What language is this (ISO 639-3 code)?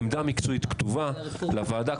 heb